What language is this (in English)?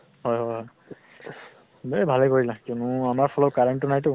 Assamese